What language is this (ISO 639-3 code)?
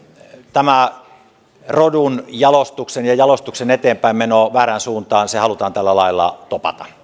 fin